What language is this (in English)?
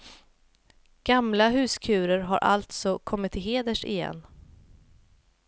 Swedish